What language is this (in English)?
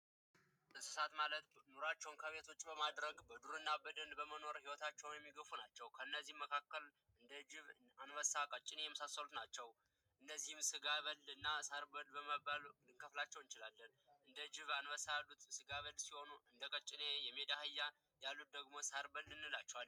Amharic